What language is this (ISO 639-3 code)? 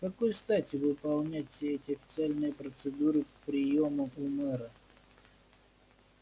rus